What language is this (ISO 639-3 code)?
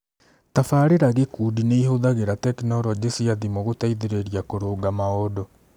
kik